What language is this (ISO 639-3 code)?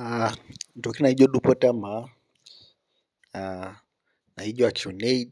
mas